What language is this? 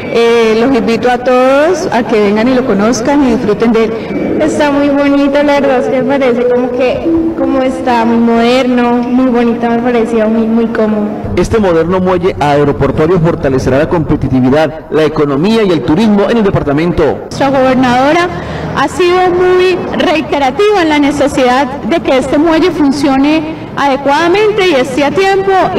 Spanish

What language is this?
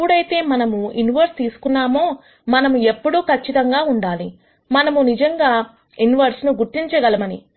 Telugu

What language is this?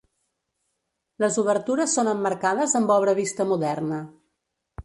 Catalan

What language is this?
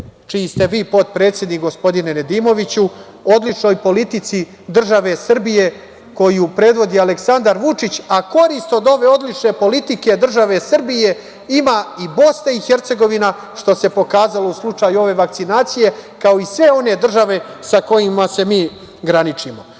Serbian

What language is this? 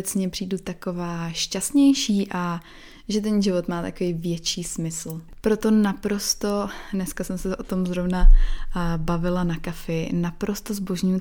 Czech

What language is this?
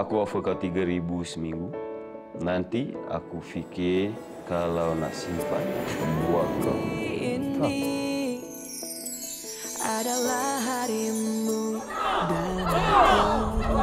Malay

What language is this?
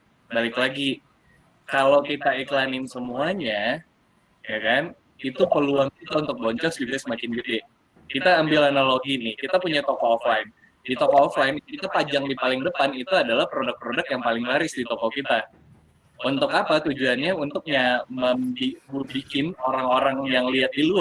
Indonesian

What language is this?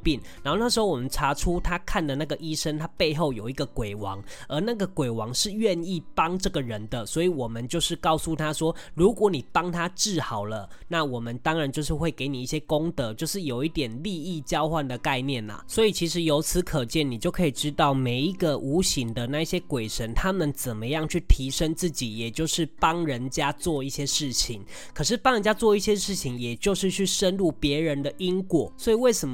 Chinese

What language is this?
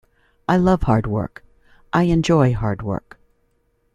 English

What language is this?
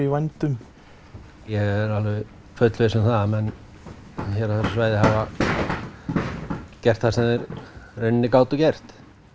Icelandic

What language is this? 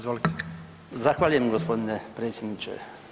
Croatian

